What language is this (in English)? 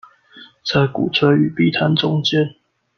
Chinese